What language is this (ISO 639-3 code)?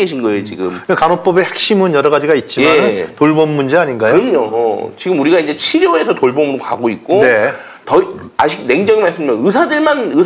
kor